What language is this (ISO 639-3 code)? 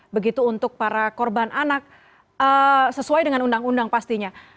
ind